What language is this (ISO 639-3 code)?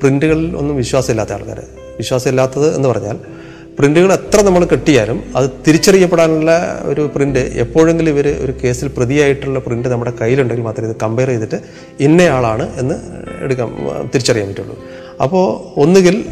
mal